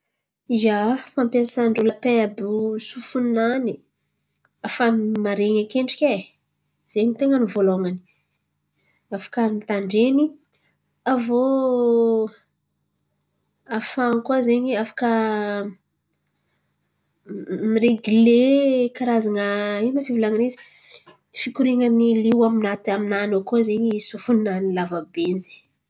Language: Antankarana Malagasy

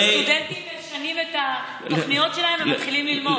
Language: Hebrew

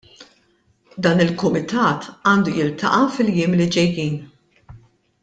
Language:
Maltese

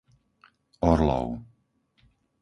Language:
Slovak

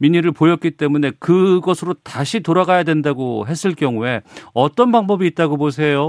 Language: Korean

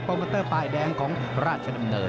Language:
Thai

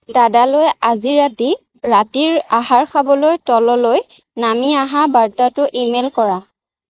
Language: Assamese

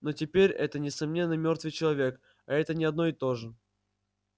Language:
Russian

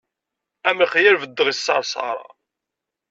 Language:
Kabyle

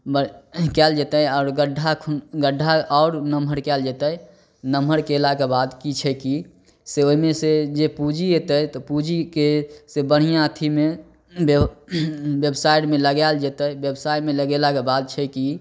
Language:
Maithili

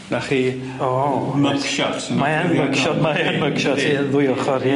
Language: Welsh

